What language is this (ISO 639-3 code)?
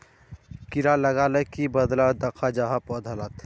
mag